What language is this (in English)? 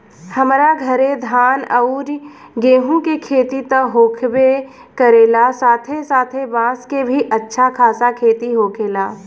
Bhojpuri